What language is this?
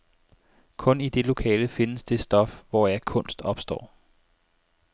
Danish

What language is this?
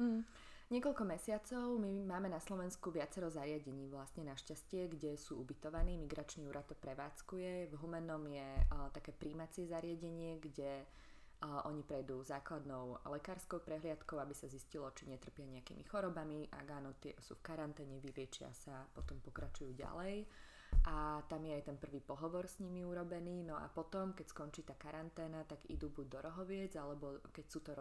Slovak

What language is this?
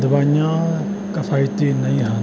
Punjabi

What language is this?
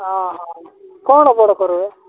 Odia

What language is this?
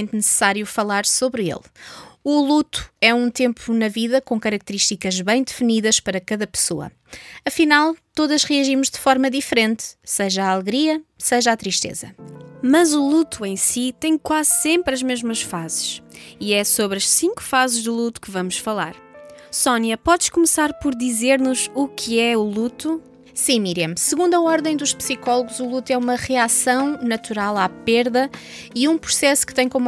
Portuguese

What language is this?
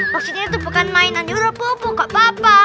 Indonesian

